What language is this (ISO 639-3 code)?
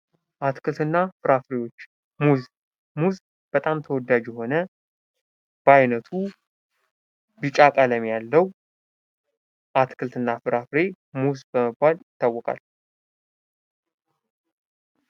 amh